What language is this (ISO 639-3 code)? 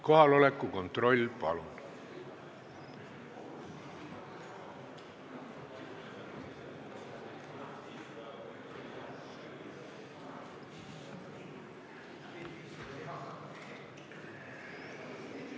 est